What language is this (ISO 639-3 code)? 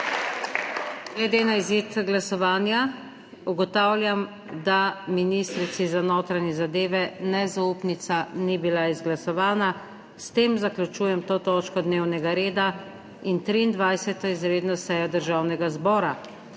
slv